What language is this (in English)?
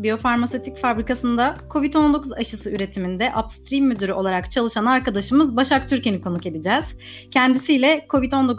Turkish